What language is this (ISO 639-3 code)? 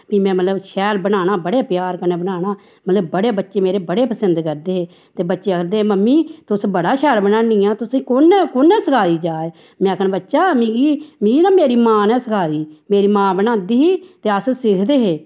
doi